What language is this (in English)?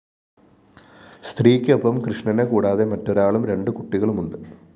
Malayalam